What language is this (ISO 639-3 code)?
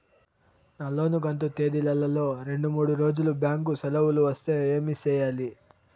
tel